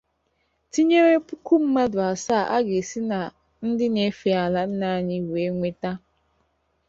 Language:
Igbo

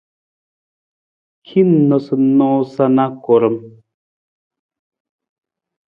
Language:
Nawdm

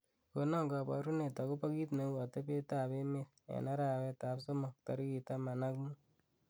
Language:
Kalenjin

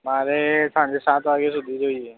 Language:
Gujarati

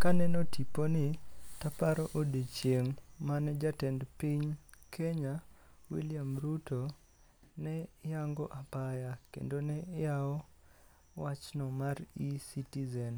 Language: Luo (Kenya and Tanzania)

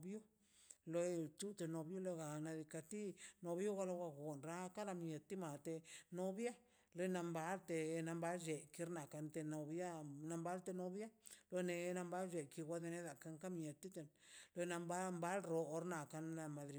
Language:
Mazaltepec Zapotec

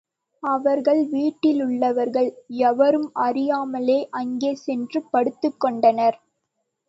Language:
Tamil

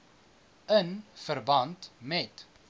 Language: Afrikaans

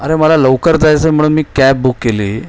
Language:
Marathi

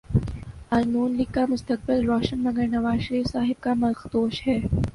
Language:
Urdu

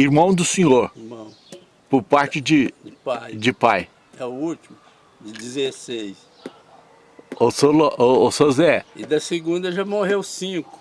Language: Portuguese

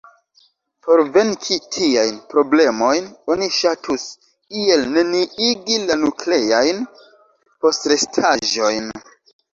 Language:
Esperanto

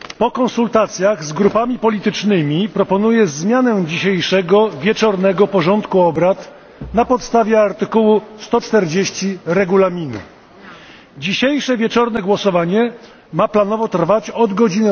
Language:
Polish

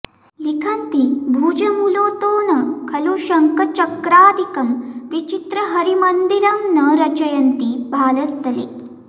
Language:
Sanskrit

